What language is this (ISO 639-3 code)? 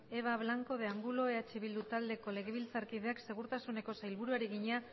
eus